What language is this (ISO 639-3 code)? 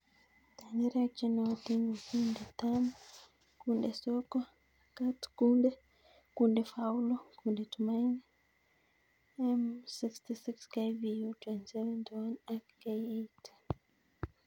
kln